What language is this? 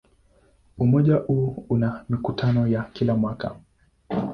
Swahili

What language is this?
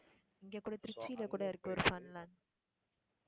Tamil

